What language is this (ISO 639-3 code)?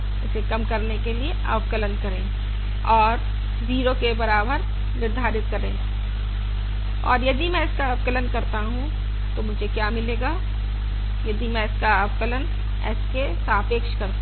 hin